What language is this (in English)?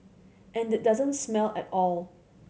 English